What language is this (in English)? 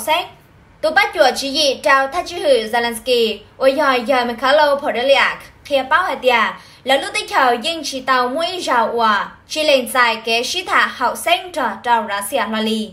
Vietnamese